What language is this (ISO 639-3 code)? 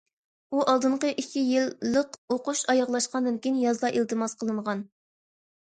uig